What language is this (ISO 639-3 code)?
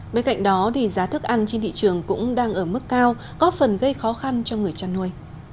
vie